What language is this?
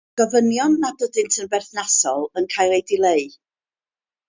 Welsh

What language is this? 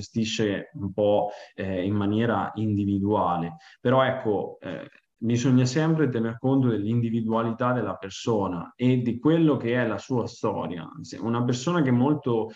Italian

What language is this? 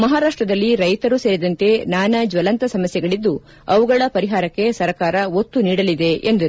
Kannada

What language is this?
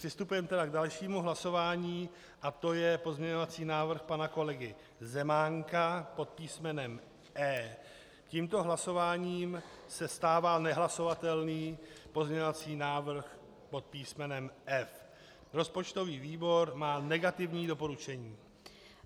Czech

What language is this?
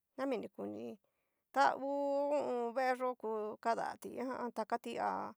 Cacaloxtepec Mixtec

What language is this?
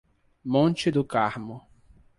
Portuguese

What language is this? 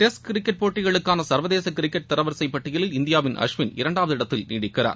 Tamil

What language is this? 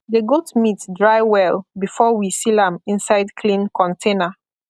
Nigerian Pidgin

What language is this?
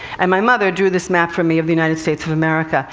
English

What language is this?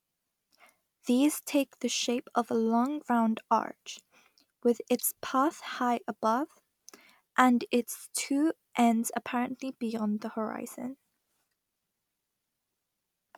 English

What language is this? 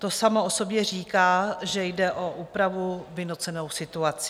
Czech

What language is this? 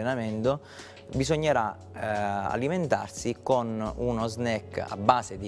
Italian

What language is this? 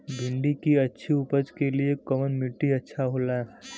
Bhojpuri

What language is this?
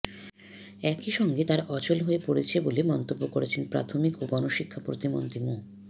Bangla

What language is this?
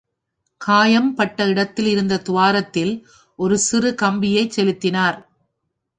Tamil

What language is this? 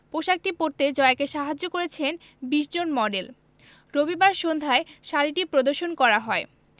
Bangla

